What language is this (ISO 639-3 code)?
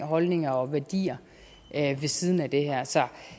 dan